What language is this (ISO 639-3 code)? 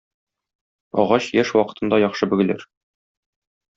tat